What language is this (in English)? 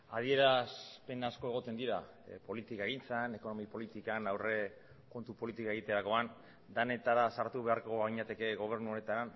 Basque